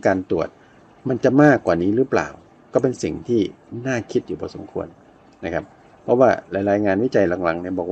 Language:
Thai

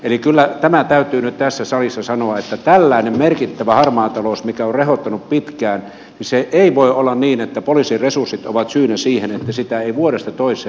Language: Finnish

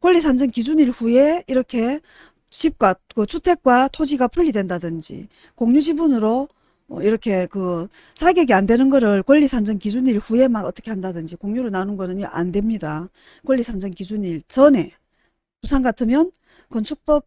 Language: Korean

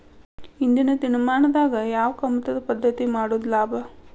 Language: Kannada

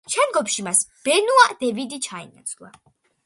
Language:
Georgian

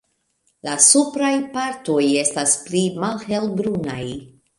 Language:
Esperanto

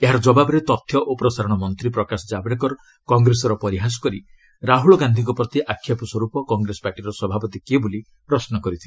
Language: Odia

